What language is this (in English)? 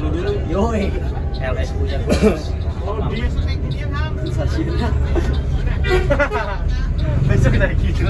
Indonesian